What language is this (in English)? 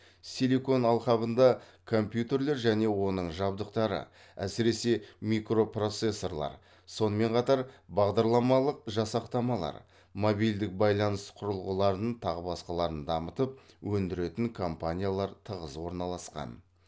Kazakh